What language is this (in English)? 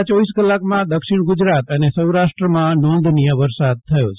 Gujarati